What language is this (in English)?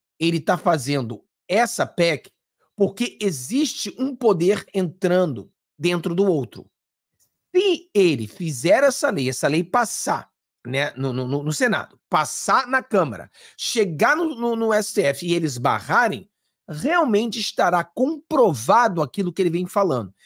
Portuguese